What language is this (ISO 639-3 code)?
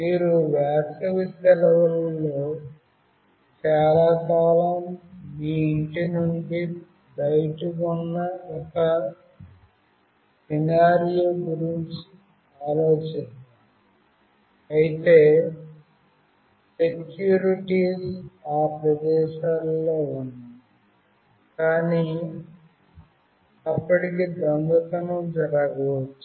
tel